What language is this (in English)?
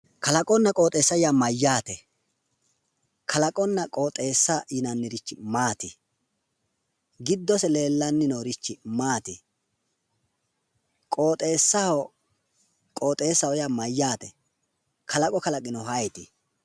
Sidamo